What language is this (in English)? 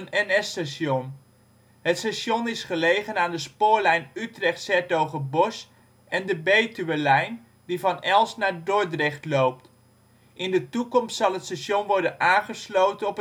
Dutch